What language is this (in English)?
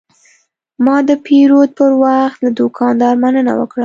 Pashto